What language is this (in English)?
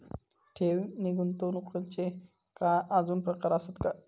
Marathi